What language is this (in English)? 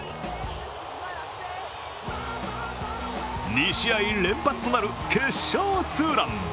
Japanese